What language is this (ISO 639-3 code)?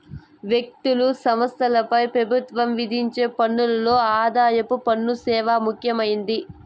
tel